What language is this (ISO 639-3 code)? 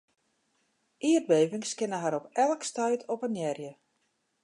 fry